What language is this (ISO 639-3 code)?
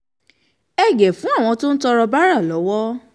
yor